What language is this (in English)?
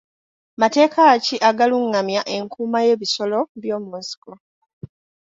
Ganda